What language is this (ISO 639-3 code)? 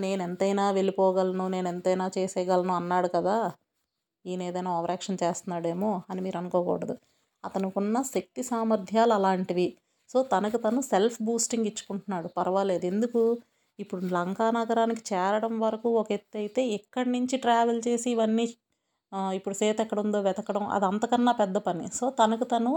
tel